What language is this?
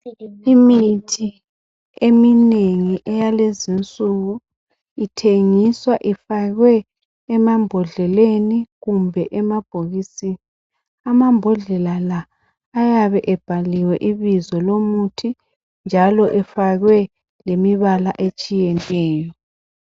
North Ndebele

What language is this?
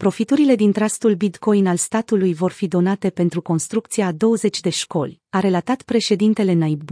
Romanian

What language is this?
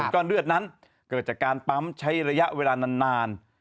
Thai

